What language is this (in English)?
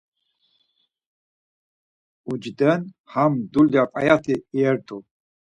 Laz